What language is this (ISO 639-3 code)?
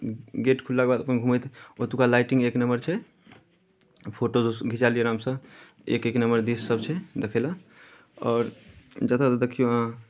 mai